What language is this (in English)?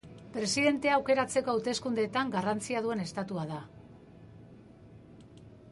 Basque